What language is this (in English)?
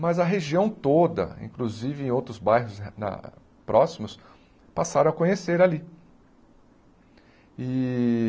Portuguese